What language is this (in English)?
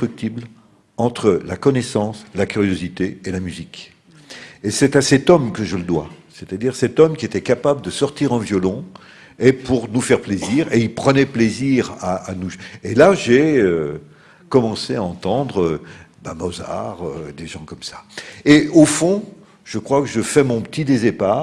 French